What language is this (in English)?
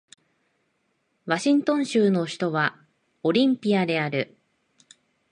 Japanese